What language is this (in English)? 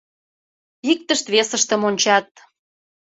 Mari